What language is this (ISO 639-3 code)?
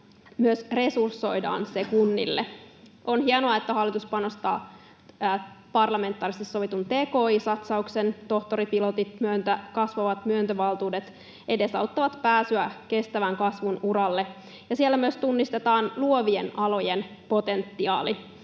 fin